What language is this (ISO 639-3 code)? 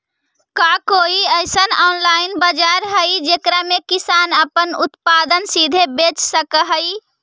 mag